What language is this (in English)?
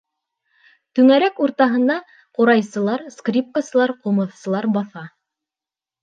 Bashkir